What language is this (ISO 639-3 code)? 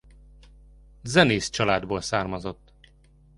hun